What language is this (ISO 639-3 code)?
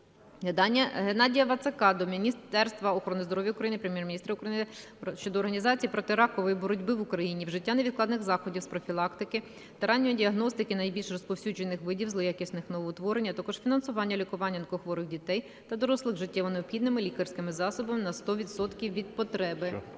ukr